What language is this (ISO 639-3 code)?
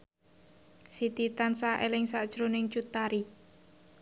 jav